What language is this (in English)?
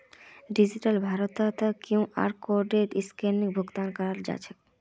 Magahi